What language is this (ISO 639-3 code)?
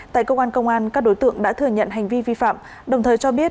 vie